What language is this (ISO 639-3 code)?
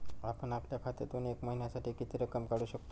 mar